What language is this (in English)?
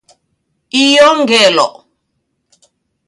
Taita